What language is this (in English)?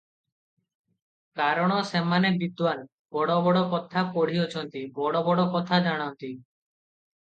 Odia